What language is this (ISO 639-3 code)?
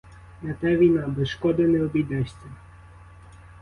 ukr